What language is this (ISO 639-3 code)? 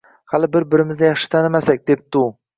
uzb